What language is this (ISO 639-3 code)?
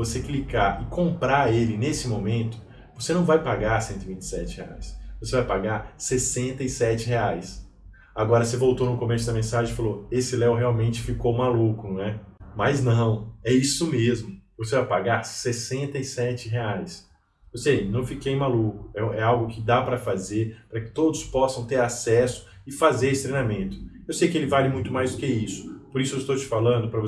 por